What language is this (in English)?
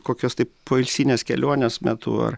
Lithuanian